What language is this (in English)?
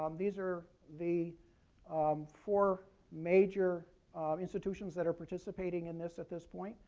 English